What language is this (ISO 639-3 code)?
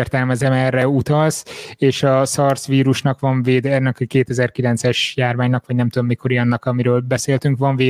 hun